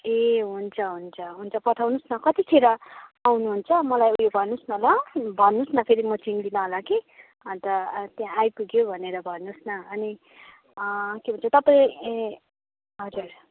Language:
Nepali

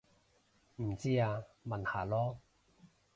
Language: Cantonese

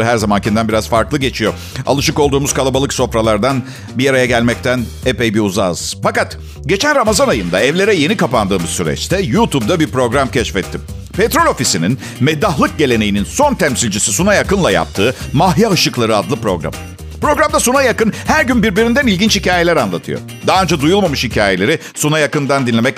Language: Turkish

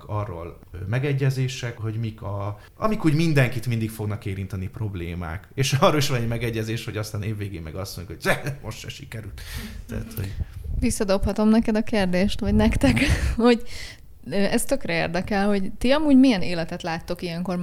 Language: Hungarian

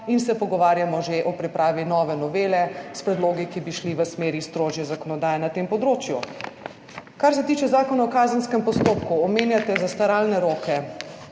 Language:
Slovenian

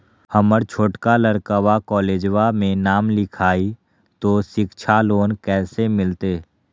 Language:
Magahi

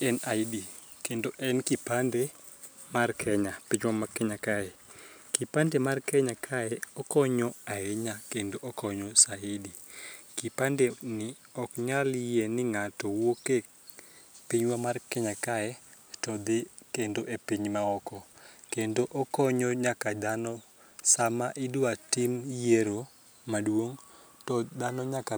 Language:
Luo (Kenya and Tanzania)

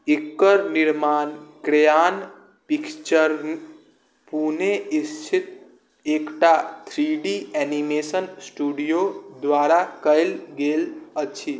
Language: Maithili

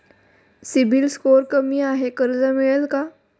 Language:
Marathi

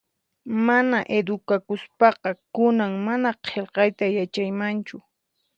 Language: Puno Quechua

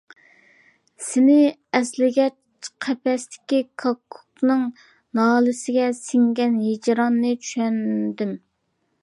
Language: Uyghur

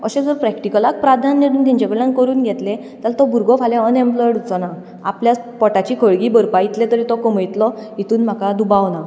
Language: Konkani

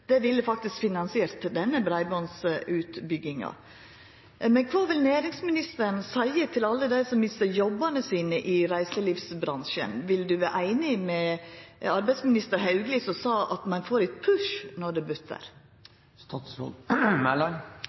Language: Norwegian Nynorsk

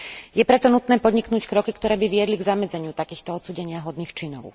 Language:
Slovak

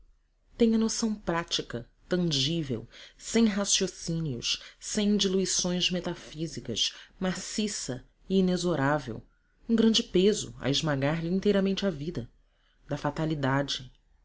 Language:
Portuguese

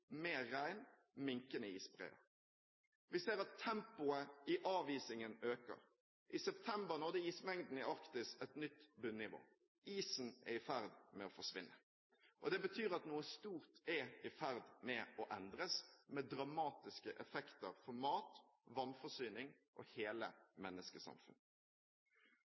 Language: Norwegian Bokmål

